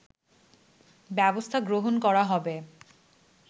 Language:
Bangla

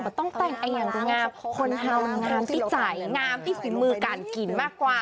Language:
Thai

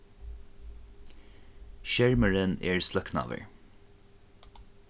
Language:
Faroese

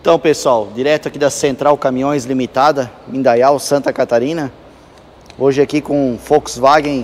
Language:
Portuguese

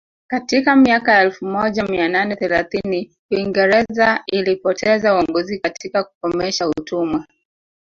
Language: Swahili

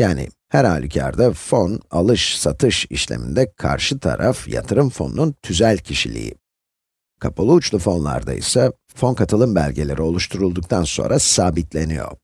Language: Turkish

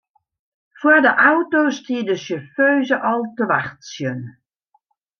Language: Western Frisian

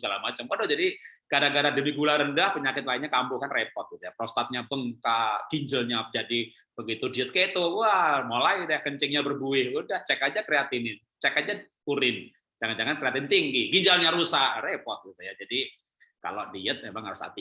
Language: Indonesian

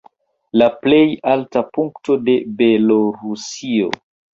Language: Esperanto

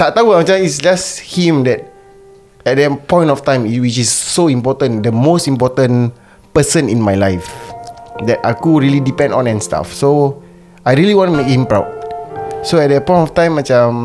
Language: Malay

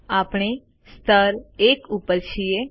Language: Gujarati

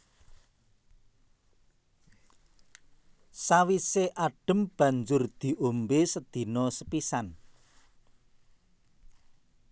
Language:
Javanese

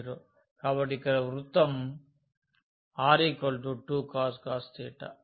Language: Telugu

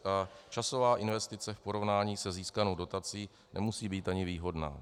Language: Czech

